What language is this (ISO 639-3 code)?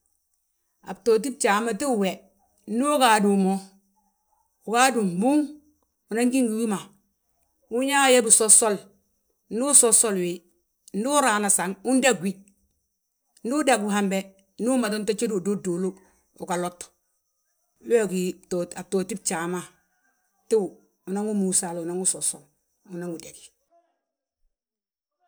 bjt